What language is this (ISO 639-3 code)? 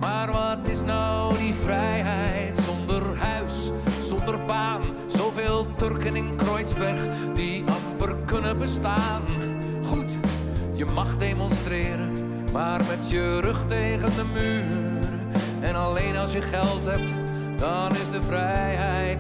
nld